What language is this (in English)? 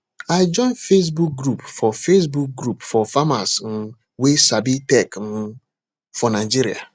Nigerian Pidgin